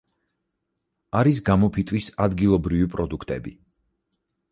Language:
Georgian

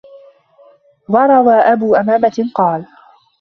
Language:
Arabic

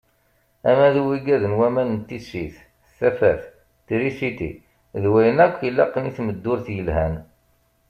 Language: Kabyle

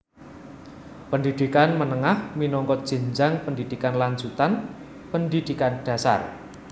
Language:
Javanese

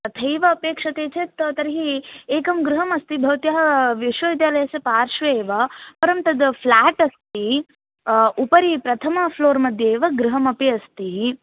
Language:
Sanskrit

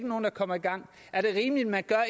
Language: Danish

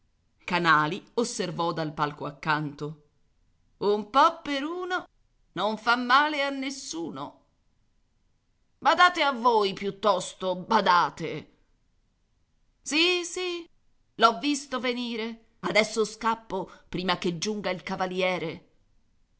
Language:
Italian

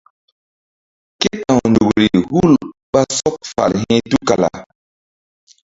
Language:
Mbum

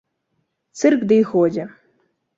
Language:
Belarusian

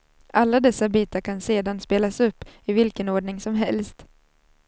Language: Swedish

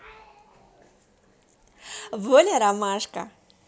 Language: Russian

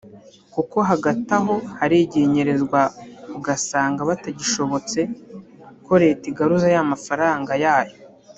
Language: Kinyarwanda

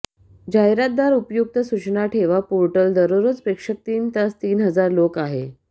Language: Marathi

